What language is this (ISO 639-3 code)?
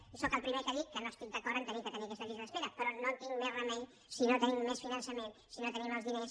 cat